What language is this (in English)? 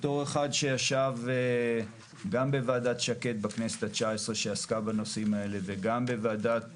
Hebrew